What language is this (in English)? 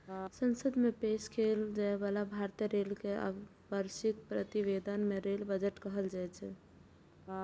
Maithili